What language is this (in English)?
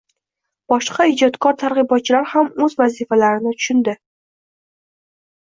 Uzbek